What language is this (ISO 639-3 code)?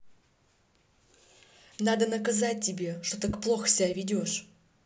rus